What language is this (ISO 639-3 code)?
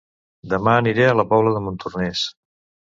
cat